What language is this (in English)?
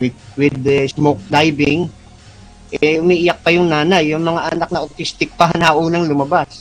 Filipino